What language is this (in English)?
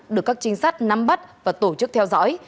Vietnamese